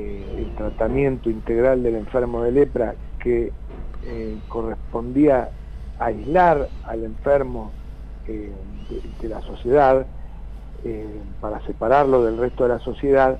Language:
Spanish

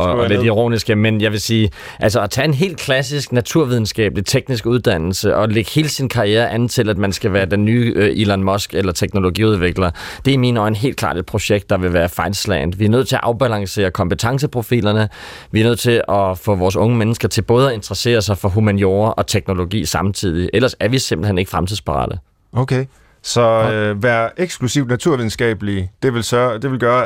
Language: Danish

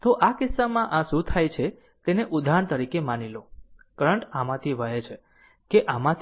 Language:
Gujarati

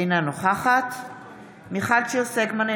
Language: Hebrew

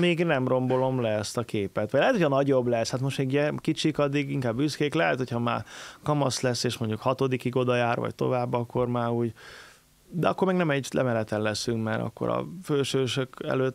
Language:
Hungarian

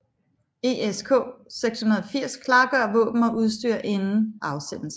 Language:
Danish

